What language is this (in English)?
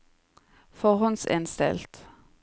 Norwegian